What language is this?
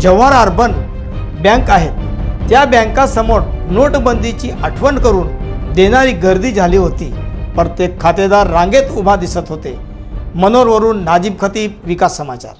Romanian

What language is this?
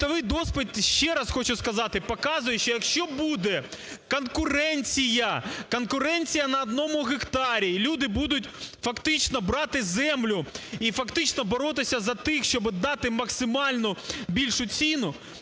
Ukrainian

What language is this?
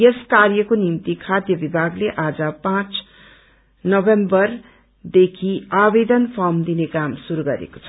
Nepali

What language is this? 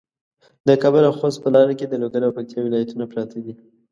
Pashto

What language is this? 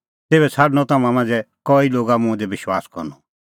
Kullu Pahari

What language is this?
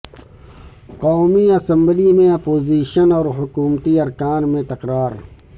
Urdu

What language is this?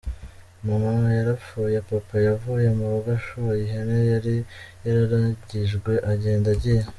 Kinyarwanda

